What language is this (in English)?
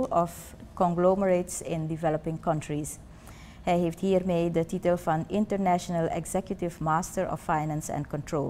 Dutch